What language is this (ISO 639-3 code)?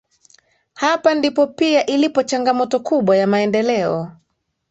swa